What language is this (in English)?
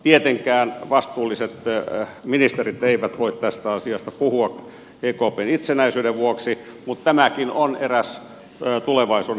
Finnish